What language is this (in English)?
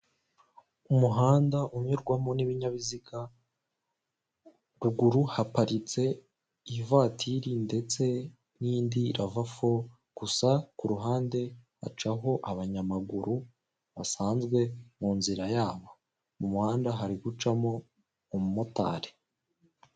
Kinyarwanda